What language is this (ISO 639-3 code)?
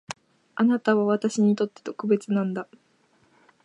jpn